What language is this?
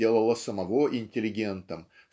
Russian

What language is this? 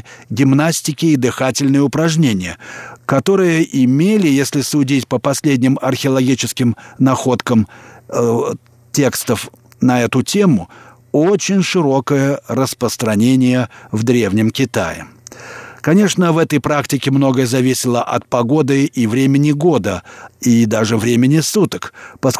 Russian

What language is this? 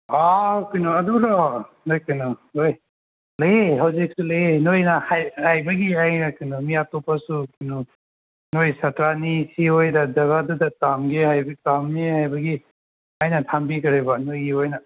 Manipuri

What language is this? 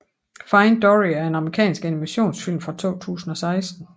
Danish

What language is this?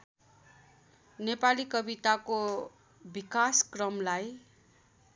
Nepali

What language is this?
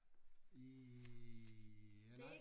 Danish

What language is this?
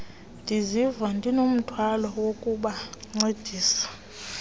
Xhosa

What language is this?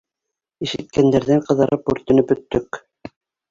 Bashkir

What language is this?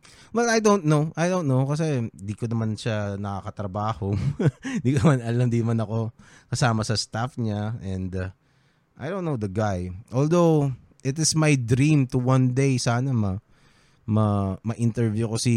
Filipino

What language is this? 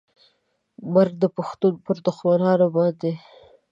Pashto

